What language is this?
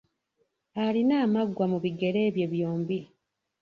Ganda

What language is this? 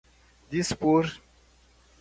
Portuguese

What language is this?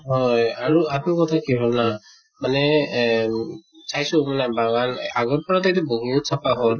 Assamese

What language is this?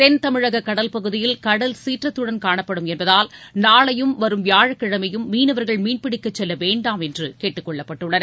Tamil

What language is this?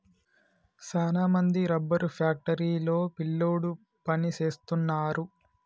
Telugu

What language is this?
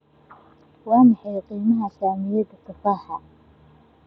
Somali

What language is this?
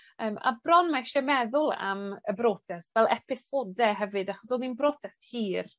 Welsh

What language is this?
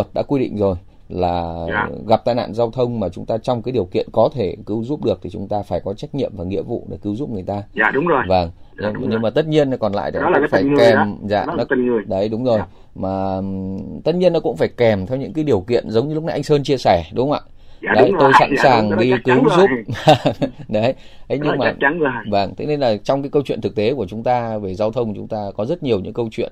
Vietnamese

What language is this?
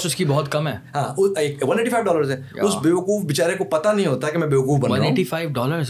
Urdu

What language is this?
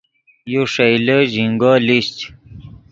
Yidgha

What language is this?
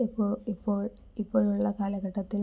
Malayalam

